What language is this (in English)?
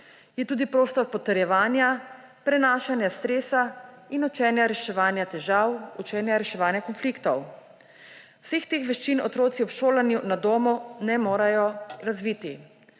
Slovenian